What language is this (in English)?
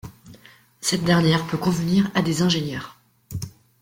French